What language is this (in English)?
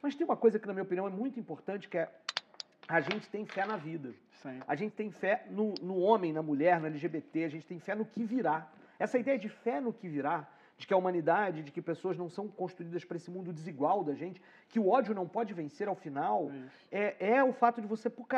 Portuguese